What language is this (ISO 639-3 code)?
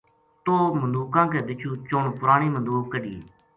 gju